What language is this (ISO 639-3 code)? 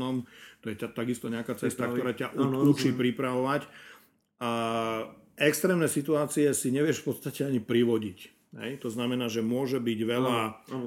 slk